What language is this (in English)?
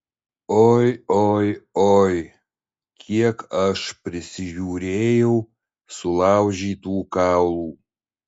Lithuanian